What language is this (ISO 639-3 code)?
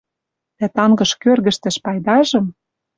mrj